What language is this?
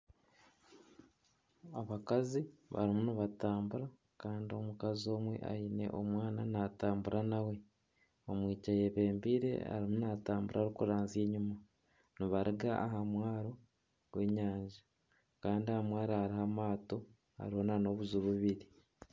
Nyankole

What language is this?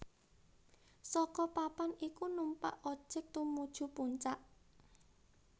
Javanese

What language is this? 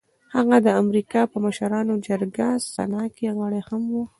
Pashto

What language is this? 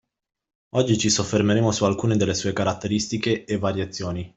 Italian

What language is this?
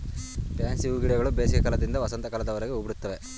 Kannada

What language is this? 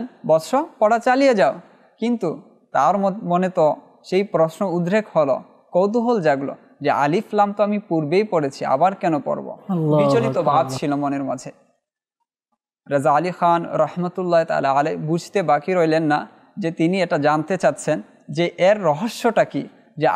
Arabic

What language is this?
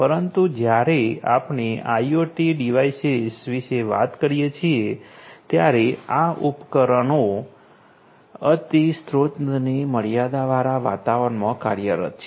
Gujarati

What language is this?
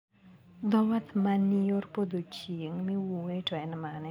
Luo (Kenya and Tanzania)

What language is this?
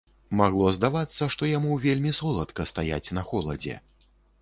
Belarusian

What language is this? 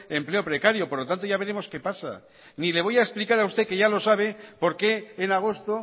Spanish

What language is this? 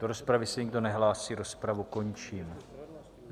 Czech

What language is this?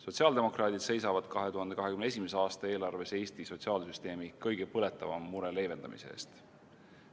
Estonian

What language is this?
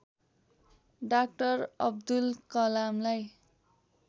Nepali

